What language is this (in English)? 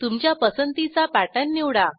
Marathi